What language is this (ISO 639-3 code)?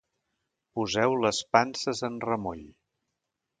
cat